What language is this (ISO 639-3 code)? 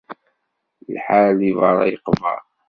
kab